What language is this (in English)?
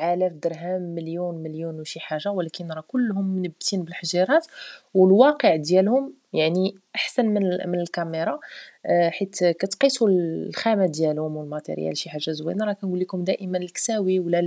Arabic